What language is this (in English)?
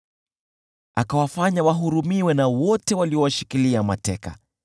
Swahili